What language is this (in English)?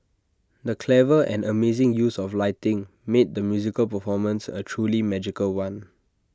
English